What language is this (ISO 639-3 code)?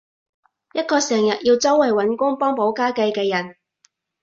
yue